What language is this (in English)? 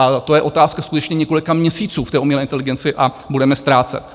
Czech